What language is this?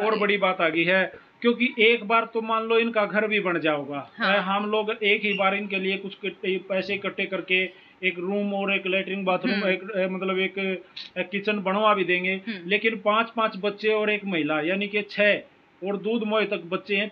Hindi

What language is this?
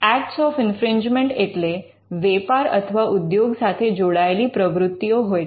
Gujarati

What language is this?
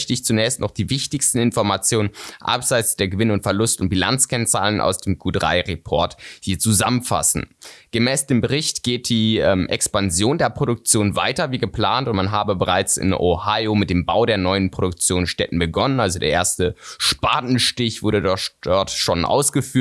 German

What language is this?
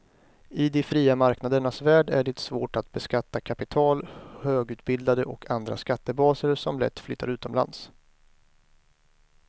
Swedish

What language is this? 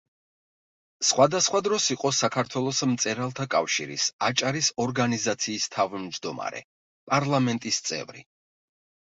Georgian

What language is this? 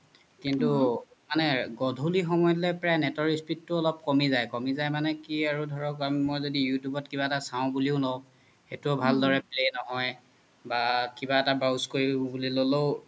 Assamese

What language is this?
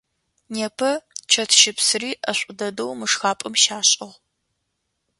Adyghe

